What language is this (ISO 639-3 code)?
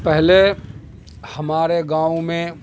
urd